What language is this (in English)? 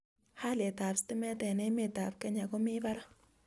Kalenjin